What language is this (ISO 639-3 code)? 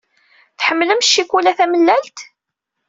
kab